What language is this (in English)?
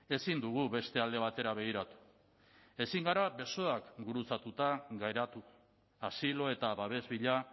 Basque